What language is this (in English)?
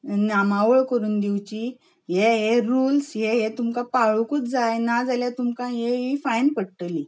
Konkani